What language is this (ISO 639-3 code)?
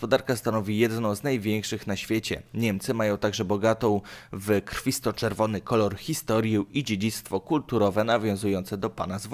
pol